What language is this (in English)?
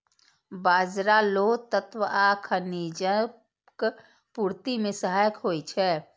Maithili